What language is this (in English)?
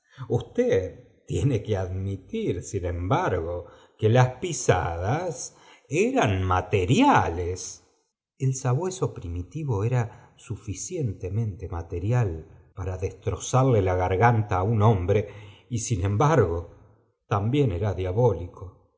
Spanish